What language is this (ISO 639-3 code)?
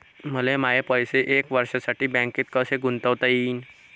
mar